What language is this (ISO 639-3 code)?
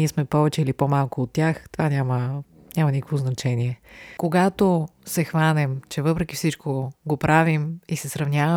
bul